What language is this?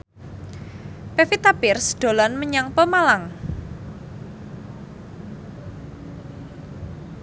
Javanese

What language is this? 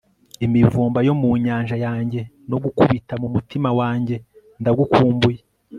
Kinyarwanda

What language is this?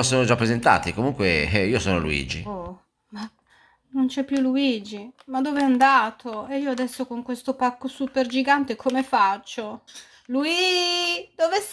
Italian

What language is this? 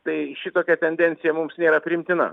Lithuanian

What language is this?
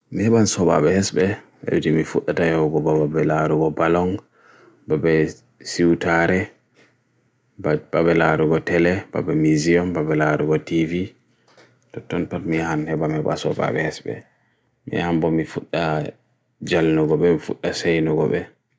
Bagirmi Fulfulde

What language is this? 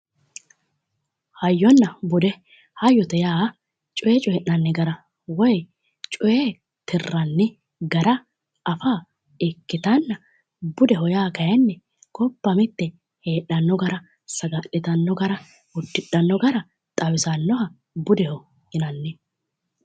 Sidamo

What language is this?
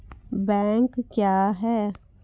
Maithili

